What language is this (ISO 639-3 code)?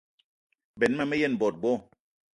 eto